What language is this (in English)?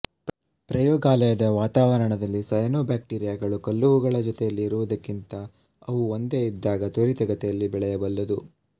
Kannada